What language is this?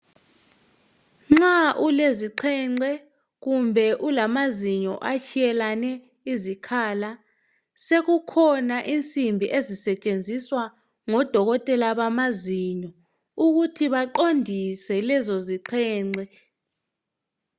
North Ndebele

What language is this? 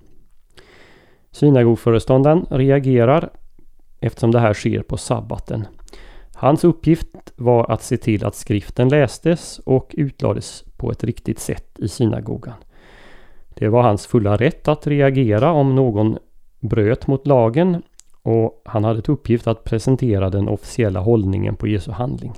Swedish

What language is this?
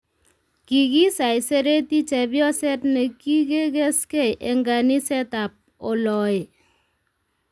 Kalenjin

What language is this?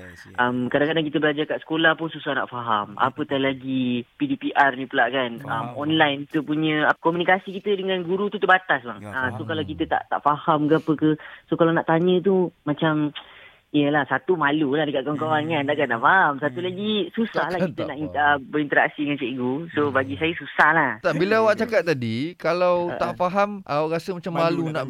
Malay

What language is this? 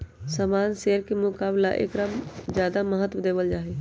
Magahi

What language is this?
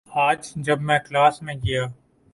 Urdu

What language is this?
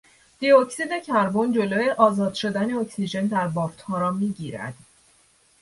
Persian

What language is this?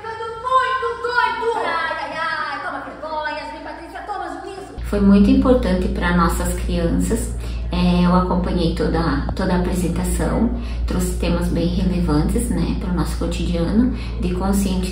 Portuguese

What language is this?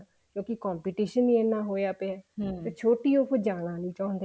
Punjabi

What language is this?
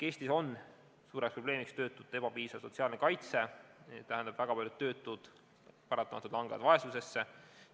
Estonian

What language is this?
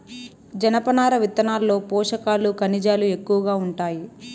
Telugu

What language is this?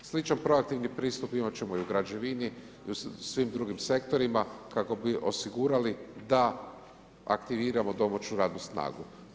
Croatian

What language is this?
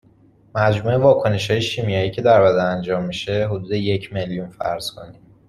Persian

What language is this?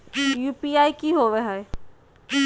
Magahi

